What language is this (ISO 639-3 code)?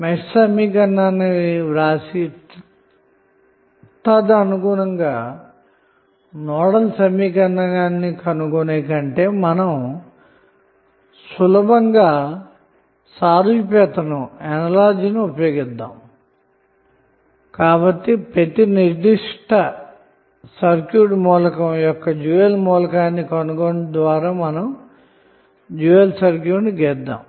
tel